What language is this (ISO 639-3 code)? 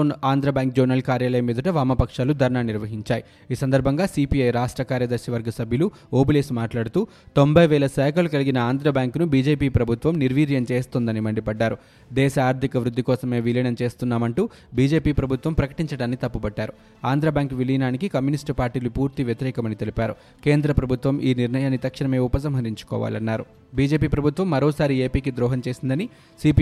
tel